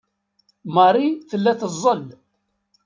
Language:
Kabyle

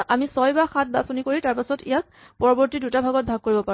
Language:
Assamese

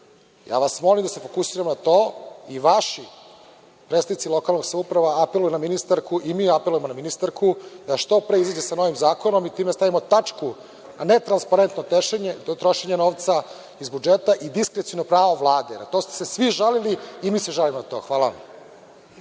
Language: Serbian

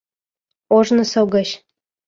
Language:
Mari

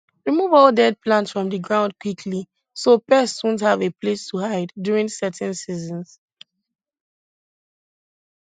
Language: Nigerian Pidgin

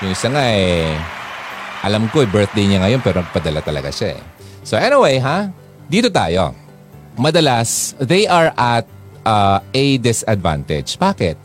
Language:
Filipino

